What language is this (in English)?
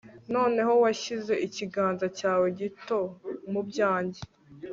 Kinyarwanda